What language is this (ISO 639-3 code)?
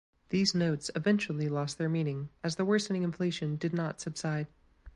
eng